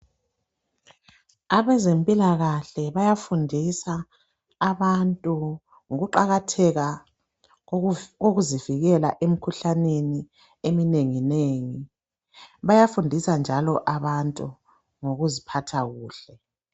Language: North Ndebele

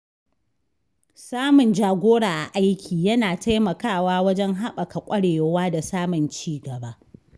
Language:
Hausa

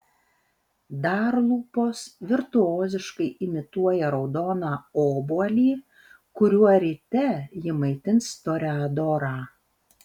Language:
Lithuanian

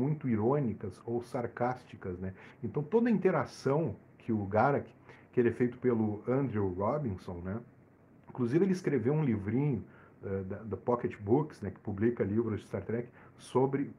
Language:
Portuguese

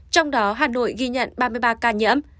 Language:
Vietnamese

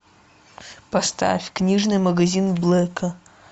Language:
Russian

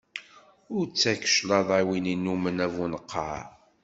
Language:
Kabyle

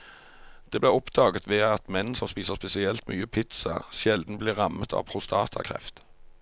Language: Norwegian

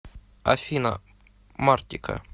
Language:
Russian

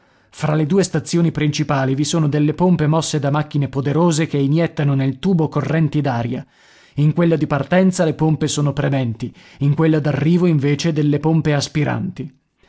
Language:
Italian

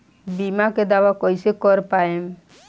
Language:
Bhojpuri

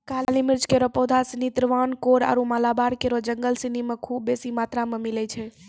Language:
Maithili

